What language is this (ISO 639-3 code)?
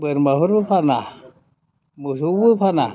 brx